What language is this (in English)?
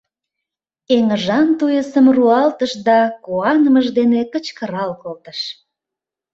Mari